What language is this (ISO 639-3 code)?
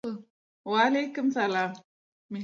tuk